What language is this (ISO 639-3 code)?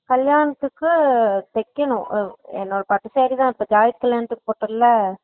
tam